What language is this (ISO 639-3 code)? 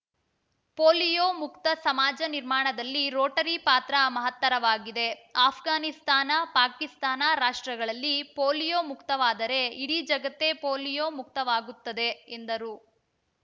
kan